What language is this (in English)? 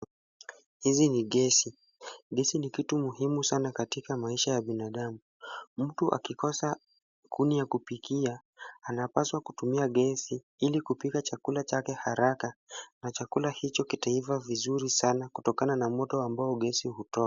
Swahili